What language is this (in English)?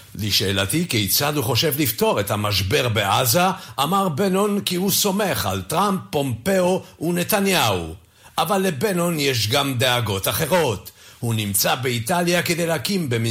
Hebrew